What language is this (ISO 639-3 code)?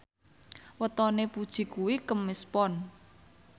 jav